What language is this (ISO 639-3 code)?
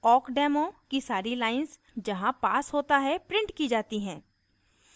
hin